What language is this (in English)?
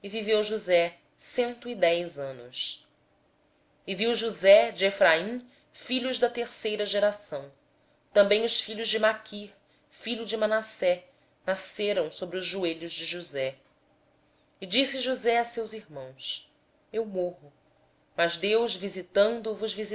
Portuguese